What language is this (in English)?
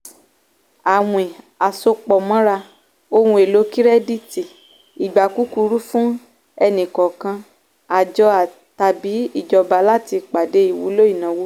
Yoruba